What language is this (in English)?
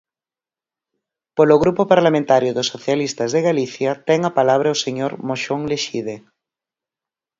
Galician